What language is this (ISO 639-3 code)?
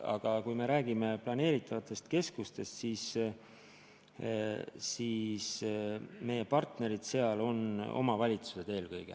est